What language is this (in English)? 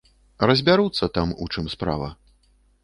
Belarusian